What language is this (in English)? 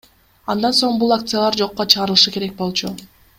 Kyrgyz